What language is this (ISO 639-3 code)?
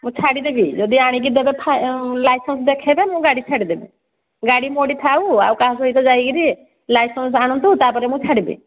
ori